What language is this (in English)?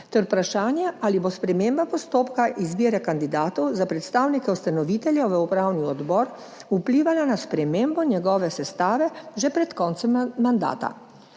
Slovenian